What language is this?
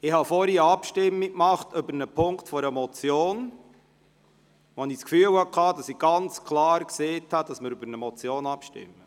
Swiss German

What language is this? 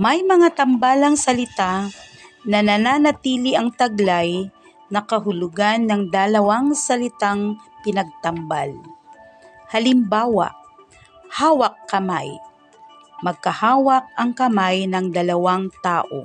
Filipino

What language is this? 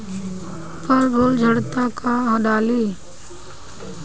Bhojpuri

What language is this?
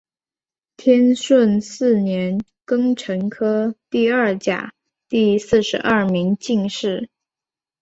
Chinese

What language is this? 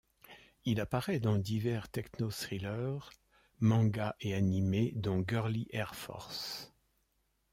French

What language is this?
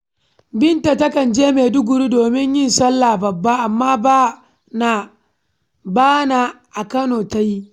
Hausa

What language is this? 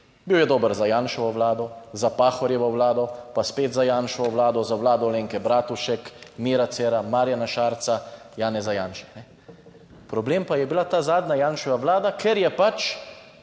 Slovenian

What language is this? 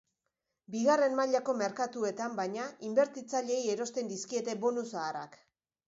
Basque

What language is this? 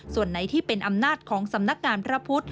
Thai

